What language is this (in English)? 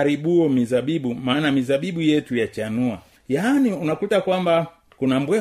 Swahili